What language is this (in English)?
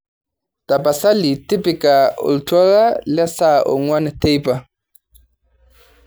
Masai